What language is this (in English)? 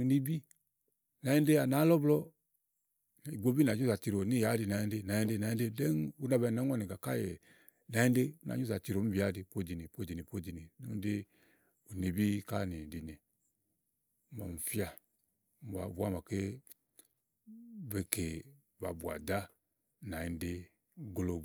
Igo